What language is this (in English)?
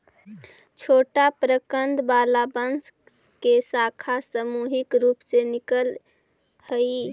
Magahi